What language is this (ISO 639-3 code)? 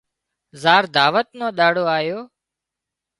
kxp